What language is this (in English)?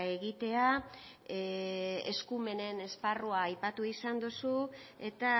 Basque